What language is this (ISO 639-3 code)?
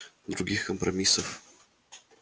rus